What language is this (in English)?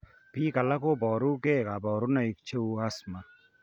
Kalenjin